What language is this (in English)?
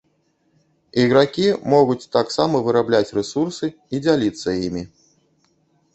Belarusian